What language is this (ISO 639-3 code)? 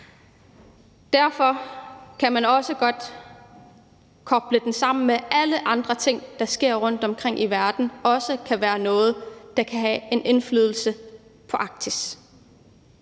dan